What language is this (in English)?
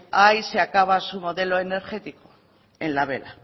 Spanish